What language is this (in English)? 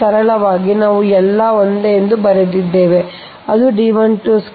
Kannada